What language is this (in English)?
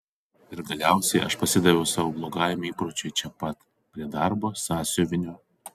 Lithuanian